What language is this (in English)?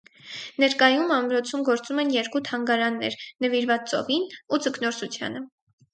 Armenian